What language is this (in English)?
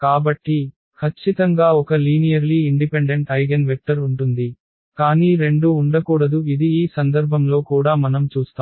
Telugu